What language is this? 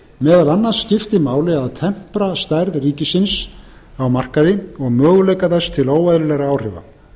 Icelandic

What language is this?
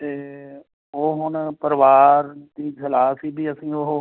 Punjabi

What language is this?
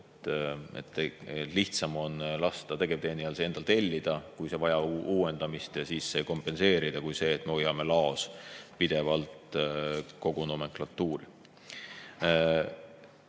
Estonian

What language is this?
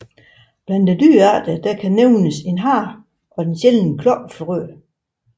Danish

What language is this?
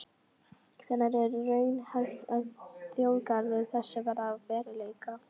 Icelandic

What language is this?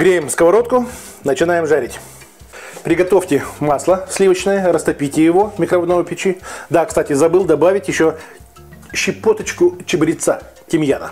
Russian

